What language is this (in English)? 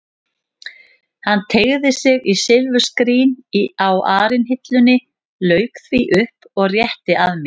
Icelandic